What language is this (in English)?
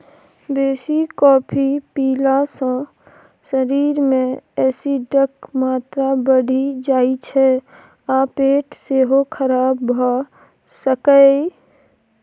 Maithili